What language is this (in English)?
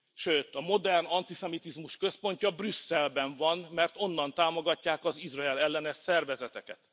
Hungarian